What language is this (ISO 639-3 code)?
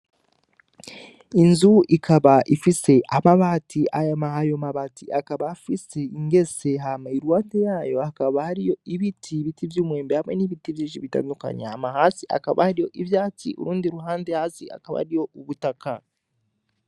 run